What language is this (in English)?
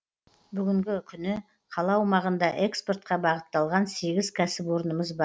Kazakh